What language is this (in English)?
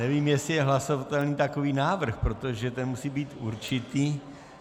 Czech